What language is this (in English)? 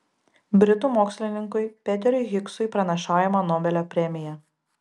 Lithuanian